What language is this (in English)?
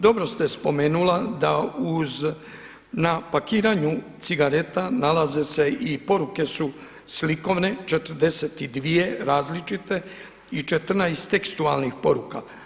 Croatian